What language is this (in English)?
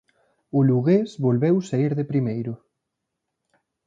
Galician